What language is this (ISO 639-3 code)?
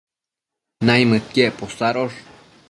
mcf